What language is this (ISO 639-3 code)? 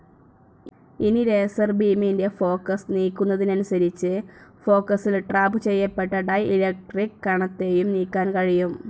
mal